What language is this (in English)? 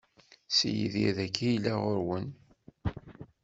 Kabyle